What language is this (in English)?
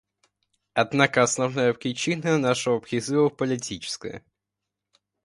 Russian